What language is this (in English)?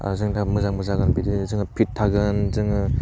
Bodo